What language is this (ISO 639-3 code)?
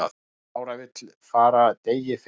isl